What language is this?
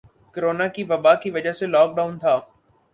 Urdu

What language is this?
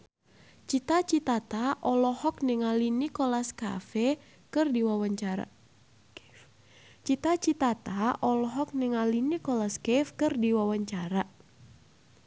Sundanese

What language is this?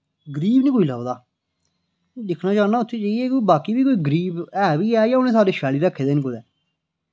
Dogri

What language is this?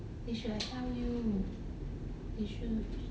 English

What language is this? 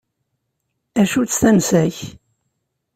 Kabyle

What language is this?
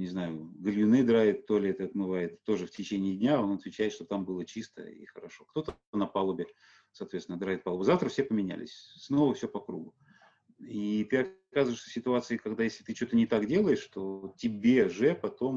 Russian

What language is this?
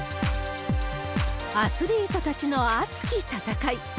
Japanese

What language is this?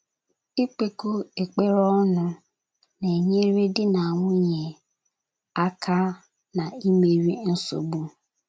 Igbo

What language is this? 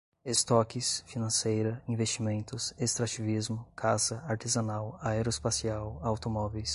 Portuguese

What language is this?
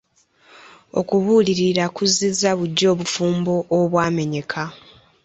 Ganda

